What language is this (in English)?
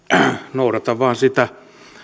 Finnish